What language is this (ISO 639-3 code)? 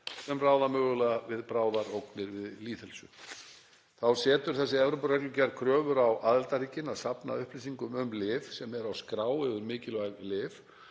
isl